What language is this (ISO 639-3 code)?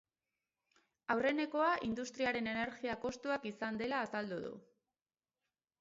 eus